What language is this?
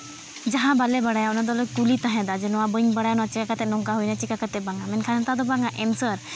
Santali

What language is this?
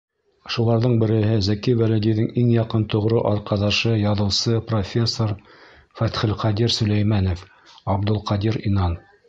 Bashkir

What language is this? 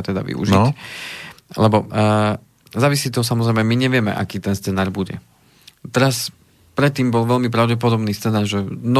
Slovak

